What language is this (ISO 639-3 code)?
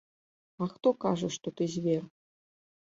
bel